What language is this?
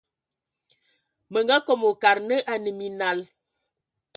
Ewondo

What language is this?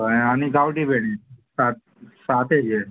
Konkani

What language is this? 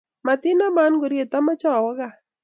Kalenjin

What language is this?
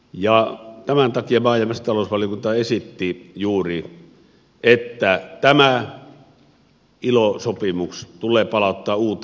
Finnish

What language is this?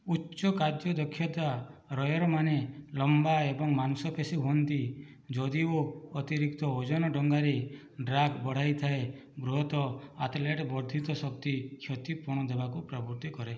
Odia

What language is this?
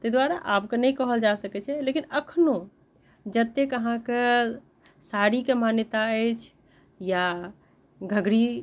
Maithili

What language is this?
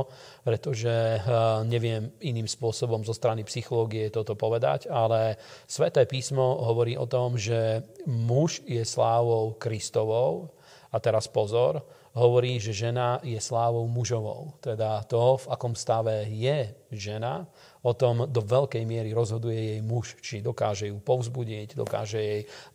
Slovak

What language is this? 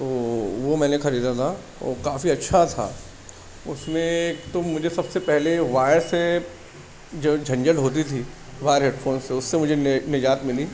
Urdu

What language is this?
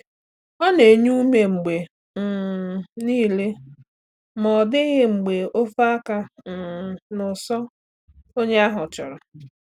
Igbo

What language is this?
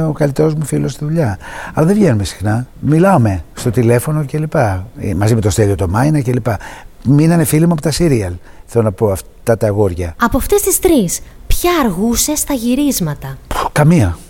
Greek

